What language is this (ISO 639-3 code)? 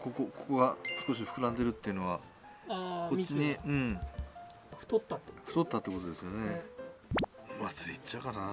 jpn